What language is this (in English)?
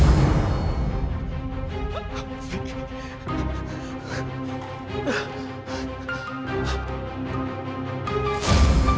Indonesian